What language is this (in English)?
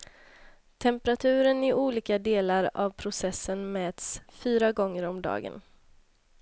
Swedish